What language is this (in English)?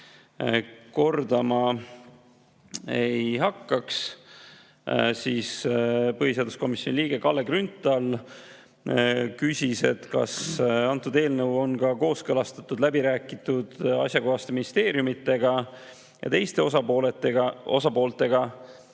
Estonian